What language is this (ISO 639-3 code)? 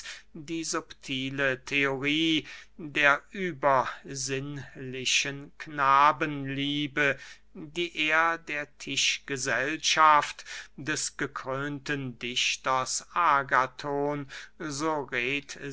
deu